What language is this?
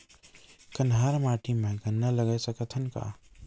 Chhattisgarhi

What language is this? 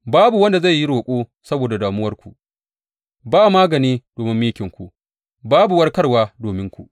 Hausa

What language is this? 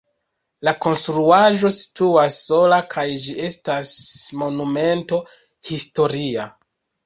Esperanto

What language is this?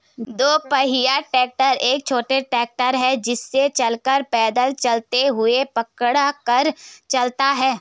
Hindi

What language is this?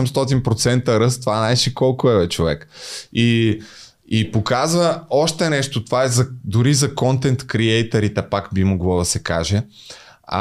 Bulgarian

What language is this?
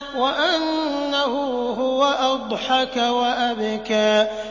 Arabic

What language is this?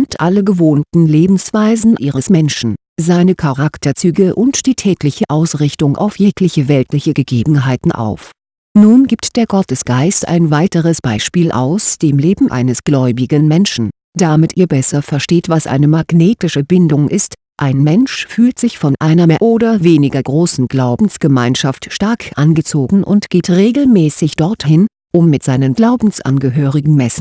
German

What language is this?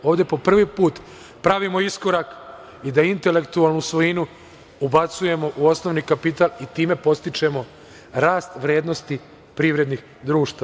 Serbian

